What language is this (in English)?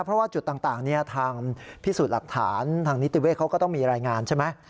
Thai